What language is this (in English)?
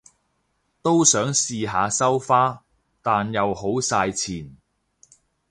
Cantonese